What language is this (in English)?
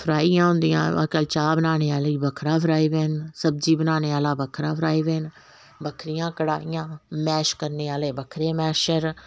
Dogri